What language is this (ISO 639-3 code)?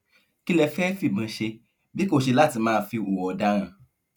yor